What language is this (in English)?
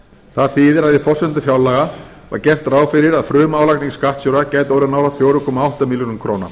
Icelandic